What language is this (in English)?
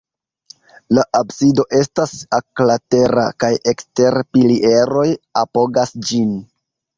Esperanto